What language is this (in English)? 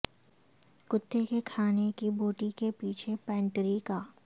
Urdu